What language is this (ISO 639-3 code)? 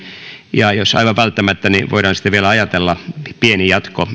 fin